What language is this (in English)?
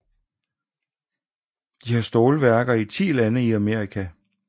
Danish